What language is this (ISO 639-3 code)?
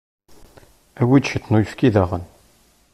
kab